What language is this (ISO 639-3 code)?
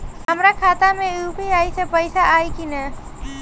bho